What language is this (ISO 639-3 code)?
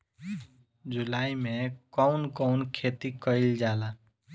bho